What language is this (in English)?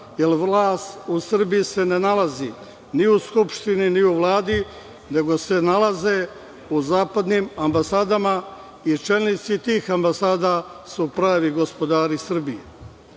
Serbian